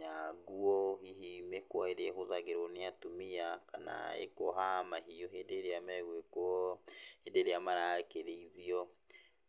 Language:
Kikuyu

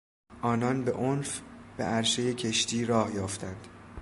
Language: Persian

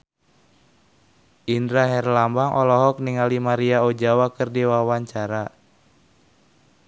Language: Sundanese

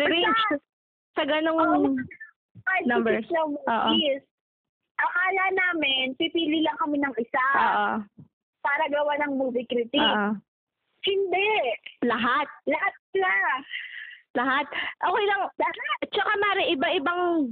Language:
Filipino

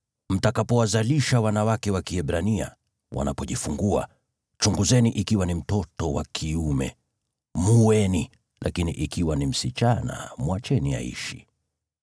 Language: Swahili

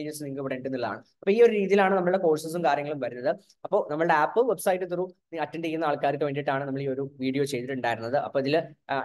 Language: Malayalam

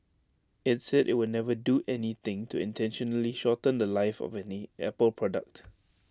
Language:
English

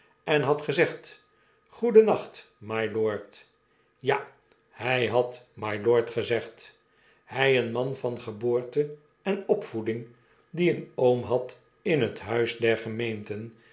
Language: Dutch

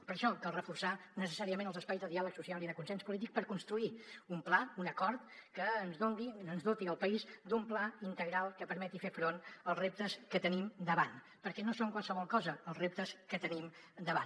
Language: Catalan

